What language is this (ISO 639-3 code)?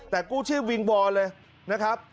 tha